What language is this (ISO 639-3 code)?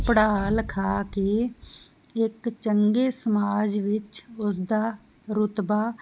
pan